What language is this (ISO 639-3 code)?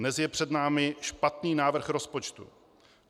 ces